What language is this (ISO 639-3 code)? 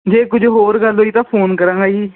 pan